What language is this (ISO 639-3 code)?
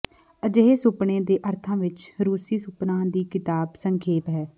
pan